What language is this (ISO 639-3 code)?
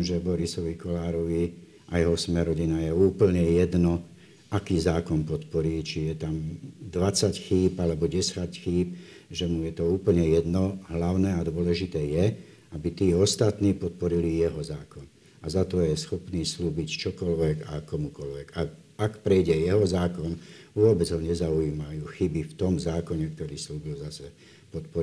slk